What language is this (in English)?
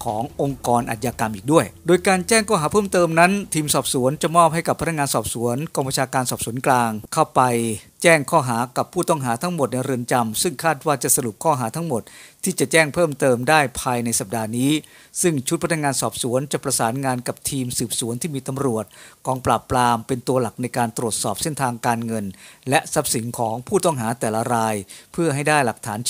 Thai